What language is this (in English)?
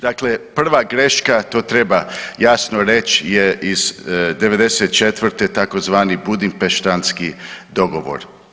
Croatian